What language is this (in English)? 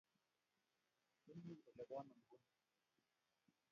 Kalenjin